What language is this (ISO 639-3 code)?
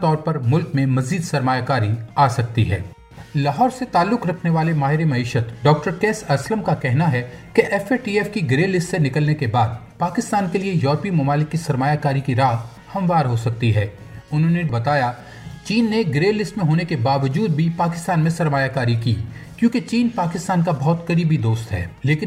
urd